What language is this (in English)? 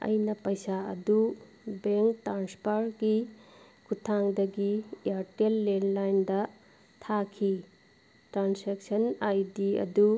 Manipuri